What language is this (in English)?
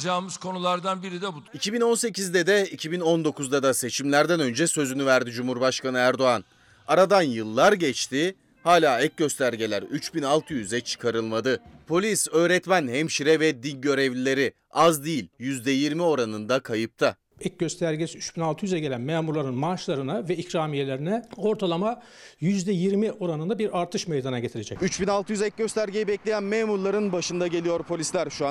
Turkish